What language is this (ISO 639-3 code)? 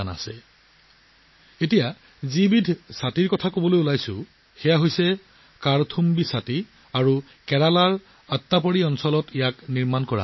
asm